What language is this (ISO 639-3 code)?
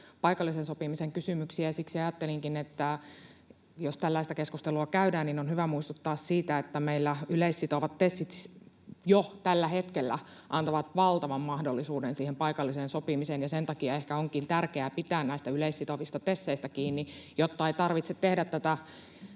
fin